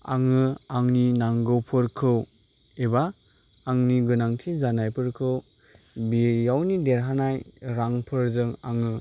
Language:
Bodo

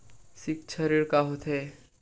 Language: Chhattisgarhi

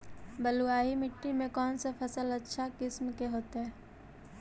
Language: Magahi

